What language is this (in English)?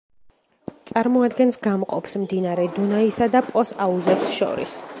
Georgian